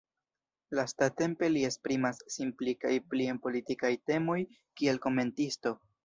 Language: Esperanto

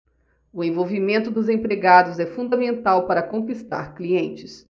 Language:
Portuguese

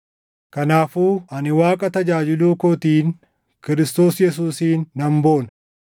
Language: Oromo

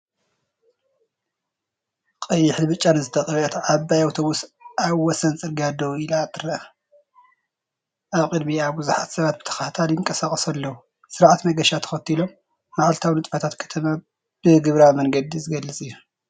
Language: Tigrinya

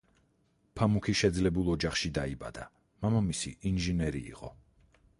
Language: Georgian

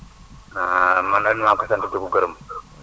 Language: Wolof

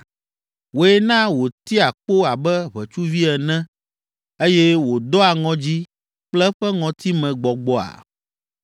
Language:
Ewe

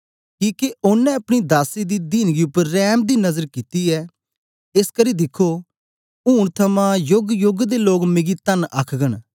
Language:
Dogri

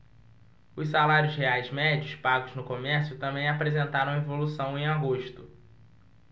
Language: Portuguese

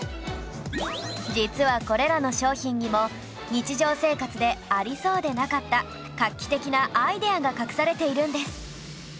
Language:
Japanese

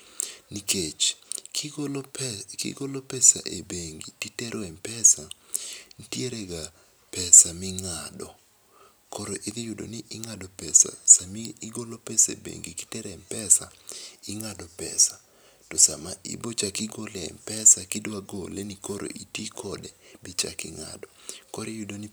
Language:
Luo (Kenya and Tanzania)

